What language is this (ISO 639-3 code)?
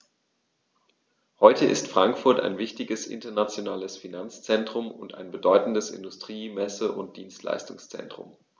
deu